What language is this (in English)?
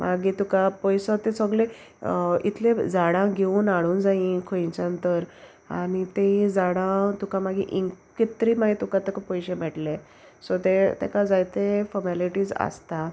Konkani